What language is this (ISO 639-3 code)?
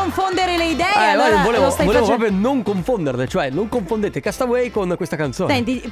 ita